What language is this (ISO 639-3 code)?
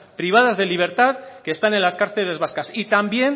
spa